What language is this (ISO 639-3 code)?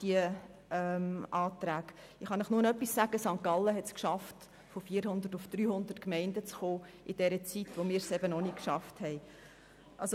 gsw